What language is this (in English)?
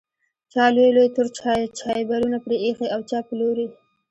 Pashto